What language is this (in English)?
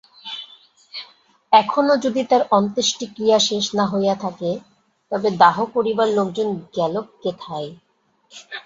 Bangla